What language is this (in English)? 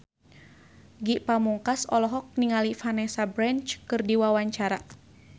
Sundanese